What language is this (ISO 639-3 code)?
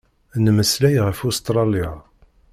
kab